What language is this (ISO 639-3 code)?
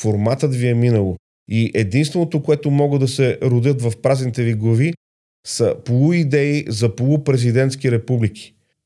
bul